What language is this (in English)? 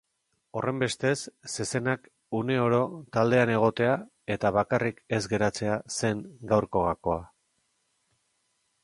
Basque